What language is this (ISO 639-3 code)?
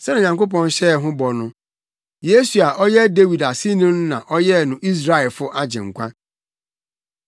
aka